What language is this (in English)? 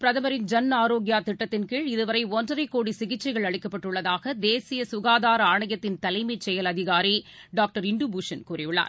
Tamil